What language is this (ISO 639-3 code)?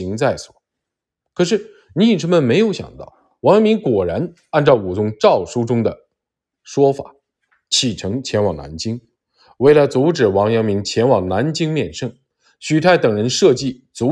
zho